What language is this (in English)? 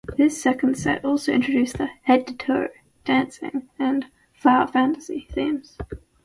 English